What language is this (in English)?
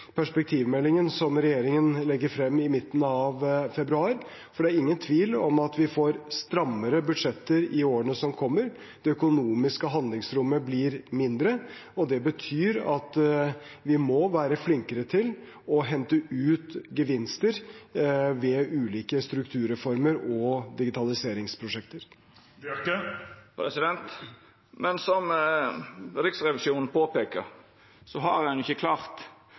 Norwegian